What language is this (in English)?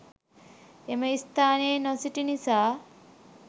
Sinhala